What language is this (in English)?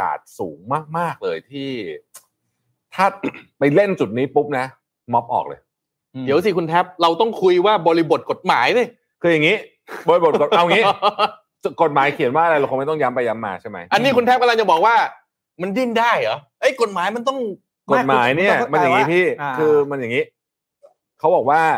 Thai